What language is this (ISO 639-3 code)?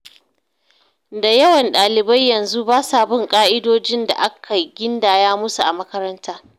hau